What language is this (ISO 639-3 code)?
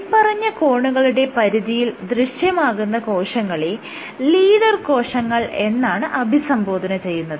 mal